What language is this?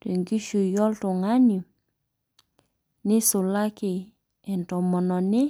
Masai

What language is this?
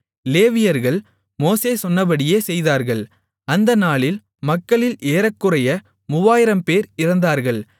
Tamil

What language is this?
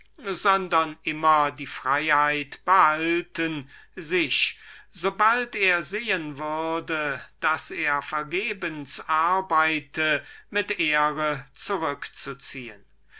German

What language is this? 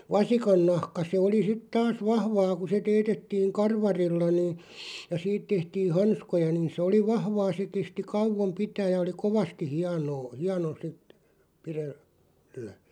Finnish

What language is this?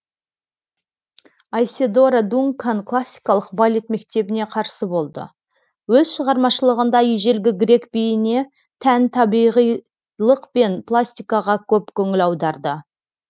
Kazakh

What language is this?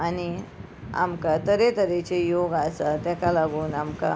Konkani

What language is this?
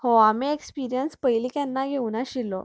Konkani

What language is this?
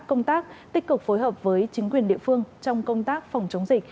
Vietnamese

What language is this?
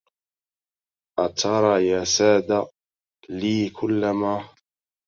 Arabic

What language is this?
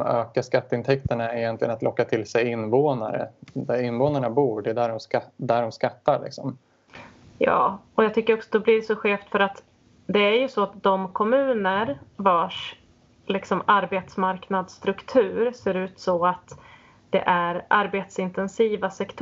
Swedish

